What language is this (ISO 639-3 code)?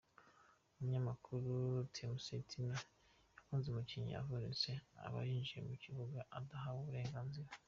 kin